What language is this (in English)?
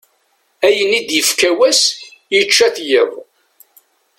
Kabyle